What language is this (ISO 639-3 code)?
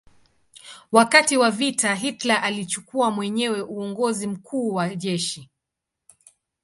swa